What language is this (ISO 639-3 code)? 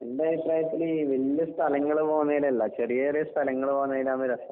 mal